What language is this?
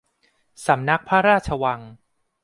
Thai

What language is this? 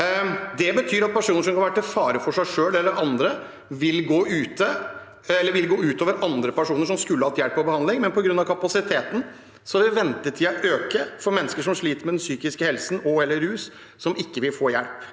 Norwegian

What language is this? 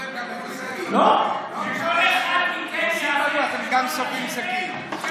Hebrew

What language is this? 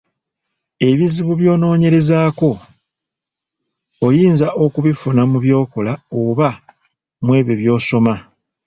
Ganda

